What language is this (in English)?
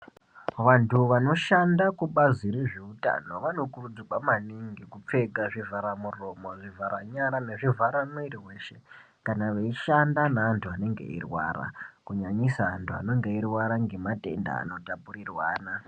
Ndau